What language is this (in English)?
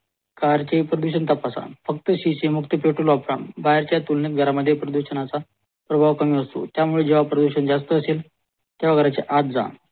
Marathi